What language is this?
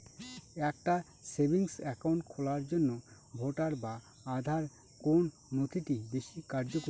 Bangla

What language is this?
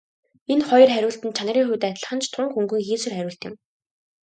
Mongolian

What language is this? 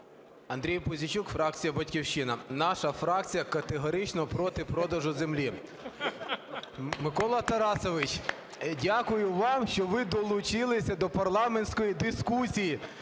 Ukrainian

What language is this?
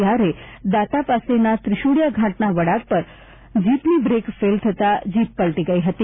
Gujarati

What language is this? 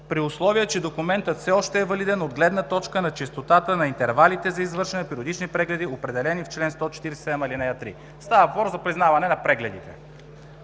Bulgarian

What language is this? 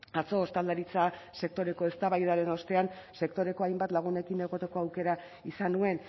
Basque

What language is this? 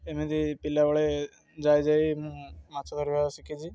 Odia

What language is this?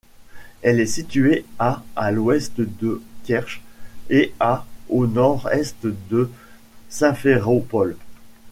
French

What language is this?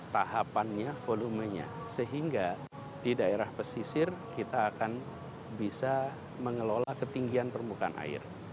Indonesian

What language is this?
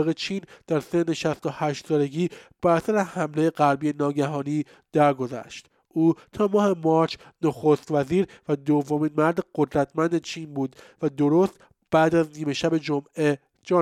Persian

